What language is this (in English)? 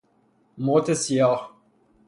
Persian